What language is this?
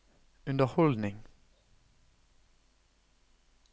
Norwegian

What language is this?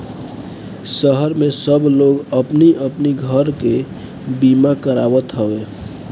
Bhojpuri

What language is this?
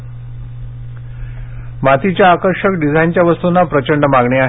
Marathi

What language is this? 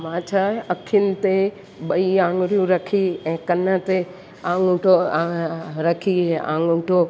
Sindhi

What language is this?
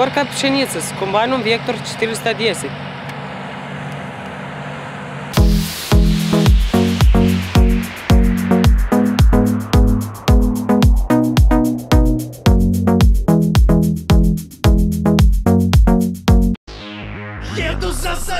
Russian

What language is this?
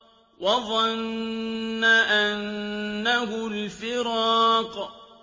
Arabic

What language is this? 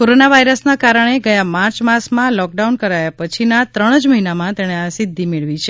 Gujarati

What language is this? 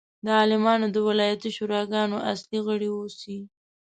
Pashto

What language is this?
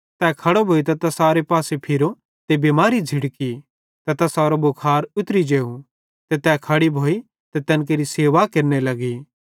Bhadrawahi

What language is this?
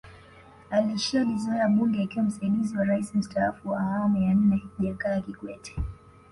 Swahili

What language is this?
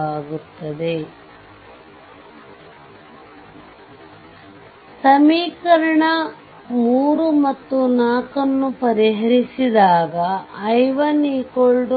Kannada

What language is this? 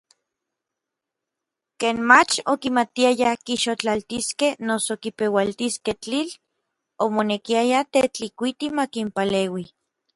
Orizaba Nahuatl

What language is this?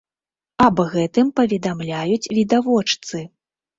Belarusian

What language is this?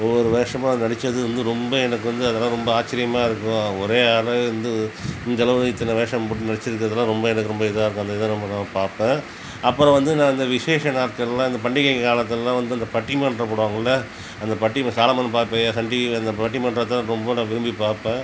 Tamil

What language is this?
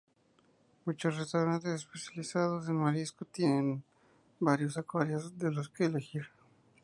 Spanish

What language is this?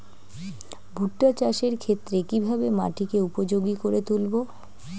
Bangla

